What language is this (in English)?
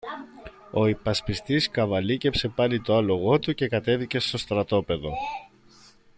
Greek